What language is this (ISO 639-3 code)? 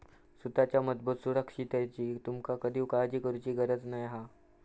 mar